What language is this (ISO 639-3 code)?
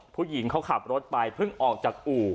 tha